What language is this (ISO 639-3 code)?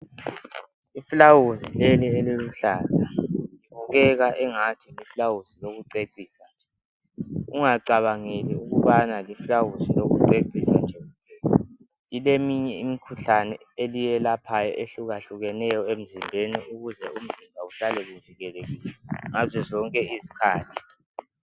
nde